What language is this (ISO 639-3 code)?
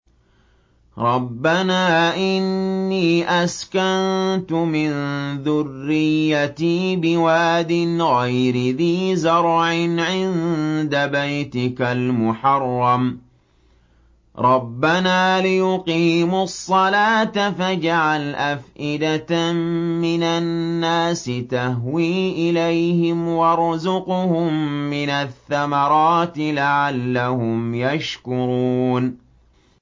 ara